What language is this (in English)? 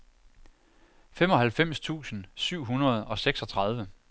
Danish